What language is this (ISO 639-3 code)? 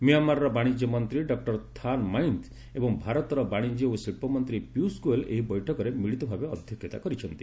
ori